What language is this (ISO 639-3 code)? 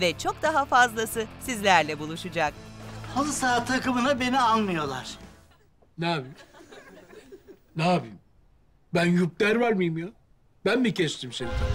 tur